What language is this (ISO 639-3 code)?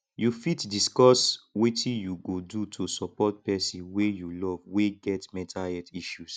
pcm